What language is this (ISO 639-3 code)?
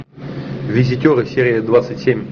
rus